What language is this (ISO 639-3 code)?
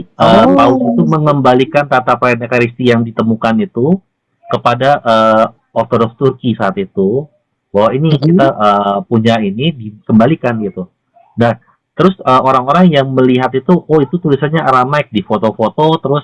ind